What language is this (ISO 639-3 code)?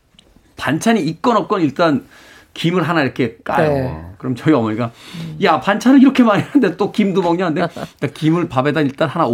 kor